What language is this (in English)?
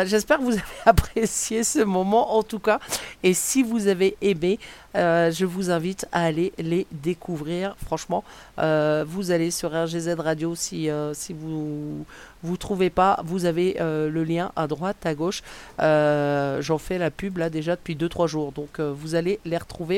French